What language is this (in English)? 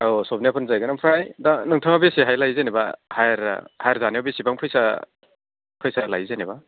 Bodo